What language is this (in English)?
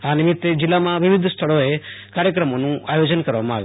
Gujarati